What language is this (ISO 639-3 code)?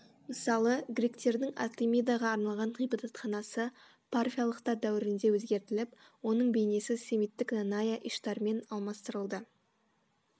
kaz